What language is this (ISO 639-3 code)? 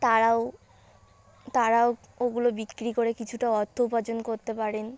ben